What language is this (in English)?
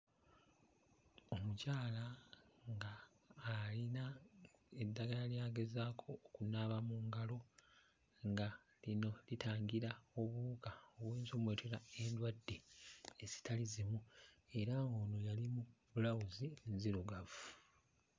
Ganda